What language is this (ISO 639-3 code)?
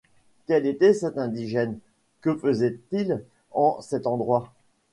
fra